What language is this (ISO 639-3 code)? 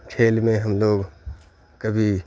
urd